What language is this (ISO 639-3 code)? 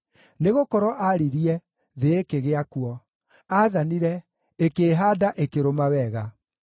kik